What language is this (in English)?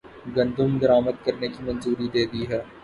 Urdu